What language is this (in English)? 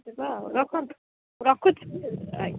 Odia